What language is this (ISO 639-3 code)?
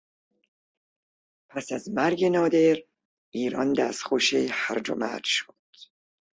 fas